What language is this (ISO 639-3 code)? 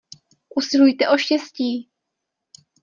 ces